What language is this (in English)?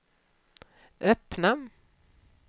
Swedish